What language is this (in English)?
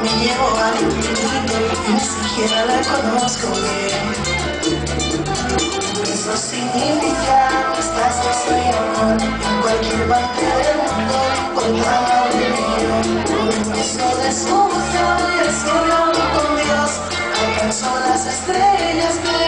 Romanian